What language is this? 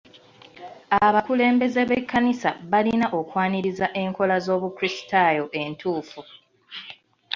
Ganda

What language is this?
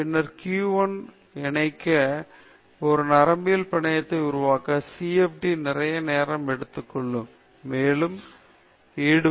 Tamil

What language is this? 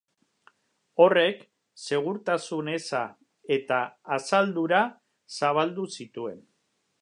Basque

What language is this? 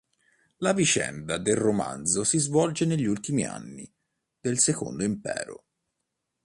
Italian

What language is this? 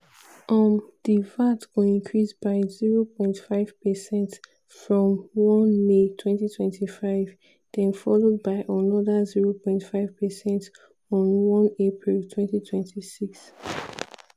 Nigerian Pidgin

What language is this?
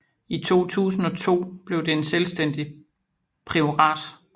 Danish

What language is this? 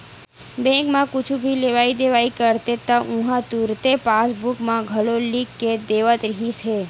Chhattisgarhi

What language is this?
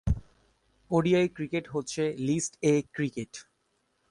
Bangla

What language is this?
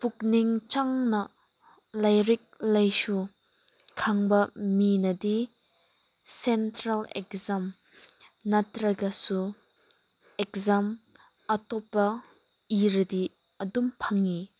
Manipuri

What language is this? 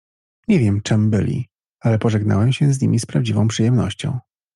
Polish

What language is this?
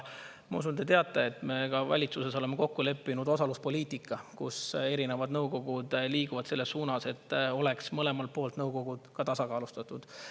Estonian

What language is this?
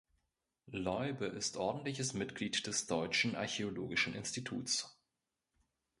German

